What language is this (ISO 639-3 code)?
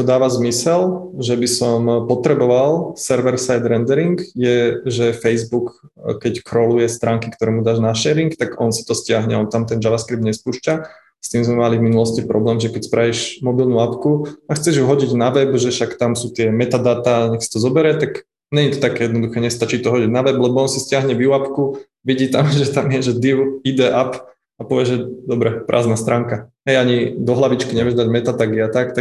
slk